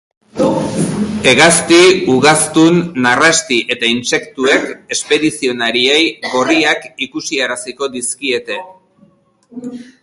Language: Basque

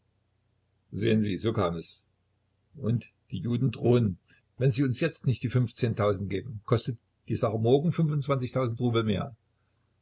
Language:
German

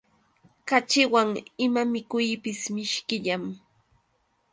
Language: Yauyos Quechua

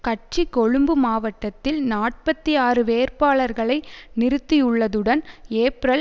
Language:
Tamil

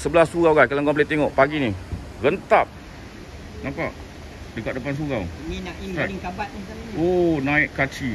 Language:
Malay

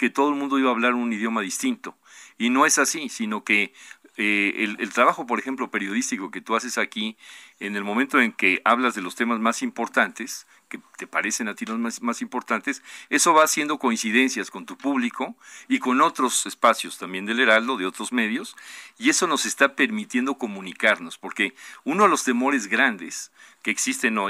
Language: Spanish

